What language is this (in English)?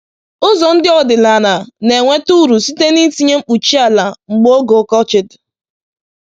Igbo